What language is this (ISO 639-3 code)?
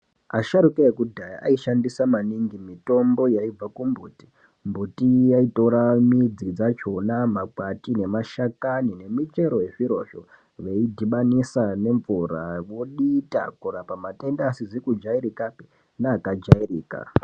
ndc